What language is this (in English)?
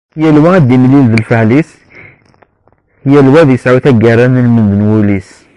Kabyle